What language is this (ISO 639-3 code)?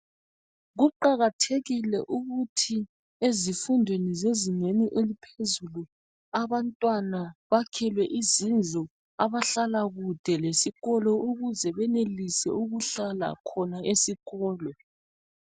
nde